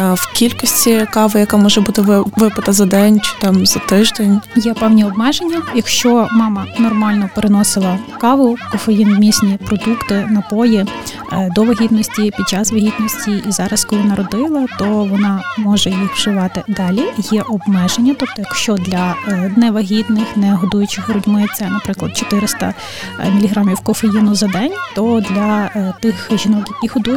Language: Ukrainian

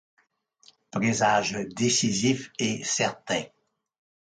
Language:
French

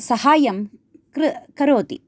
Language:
Sanskrit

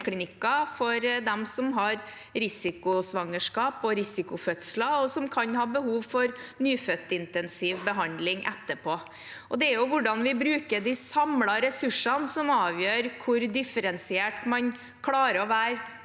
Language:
Norwegian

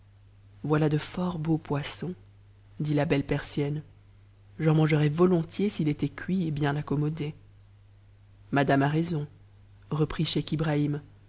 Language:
French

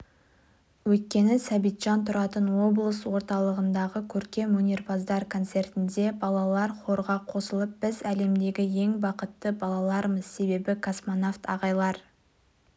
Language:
Kazakh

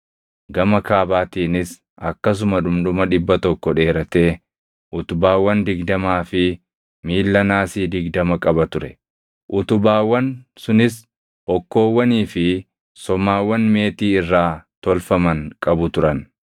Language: Oromo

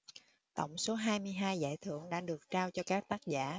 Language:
Vietnamese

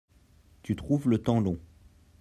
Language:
French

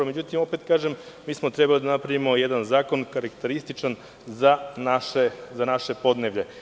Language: Serbian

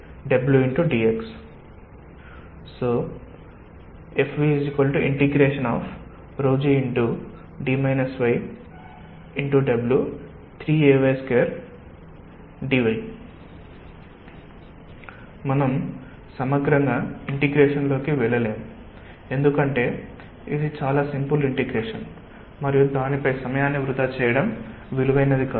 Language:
Telugu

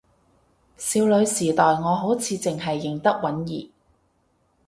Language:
Cantonese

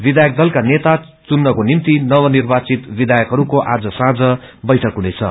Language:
Nepali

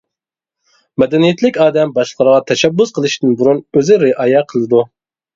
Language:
Uyghur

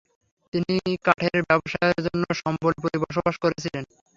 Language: Bangla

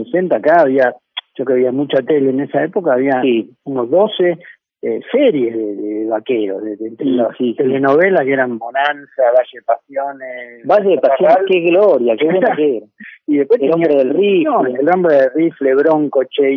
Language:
Spanish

